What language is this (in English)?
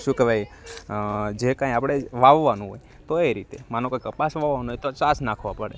Gujarati